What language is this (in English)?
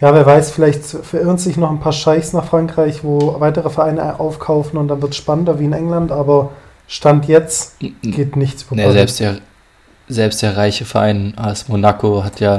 German